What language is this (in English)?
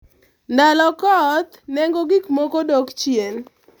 Luo (Kenya and Tanzania)